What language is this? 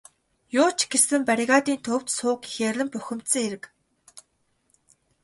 Mongolian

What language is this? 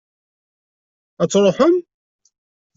Kabyle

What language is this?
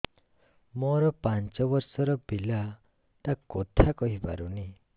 Odia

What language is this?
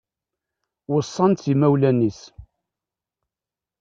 Kabyle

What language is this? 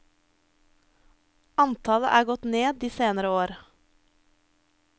Norwegian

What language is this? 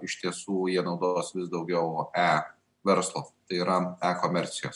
Lithuanian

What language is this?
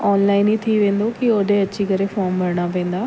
Sindhi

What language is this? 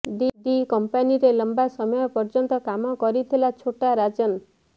Odia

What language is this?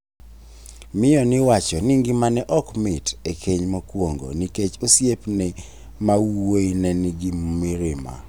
Luo (Kenya and Tanzania)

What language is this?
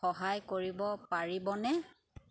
Assamese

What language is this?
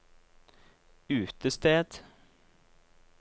Norwegian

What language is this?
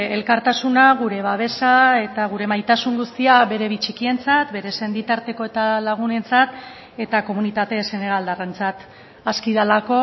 Basque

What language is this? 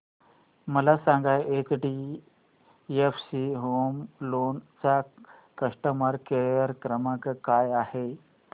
Marathi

